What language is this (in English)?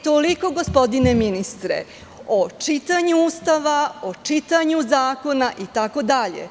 Serbian